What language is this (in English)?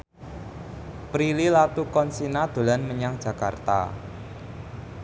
Javanese